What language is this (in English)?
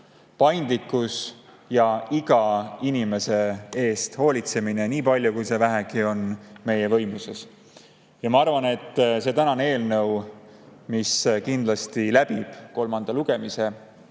Estonian